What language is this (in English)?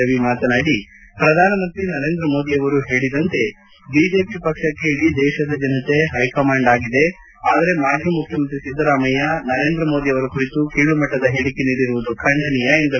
Kannada